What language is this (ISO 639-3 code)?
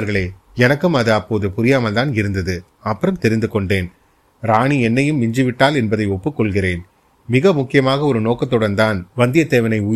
tam